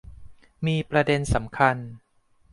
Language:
Thai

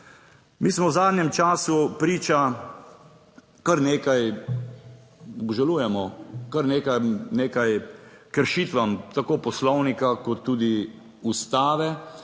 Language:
Slovenian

